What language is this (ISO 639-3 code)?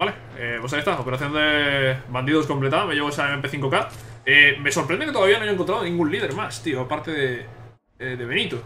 spa